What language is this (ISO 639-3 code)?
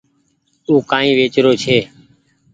gig